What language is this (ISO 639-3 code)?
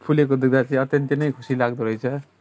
nep